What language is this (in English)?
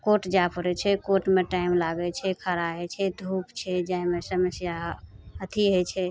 Maithili